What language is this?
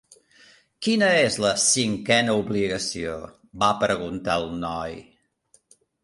Catalan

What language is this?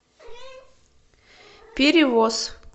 Russian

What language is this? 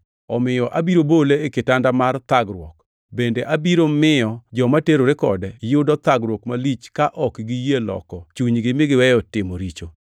Luo (Kenya and Tanzania)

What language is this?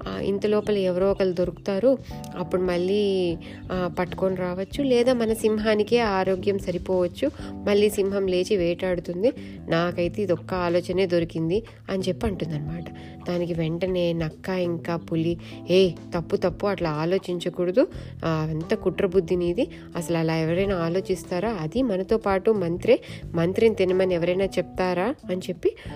Telugu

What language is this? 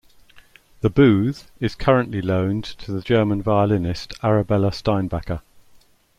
English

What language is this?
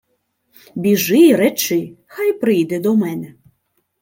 Ukrainian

